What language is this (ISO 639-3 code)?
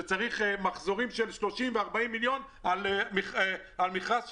heb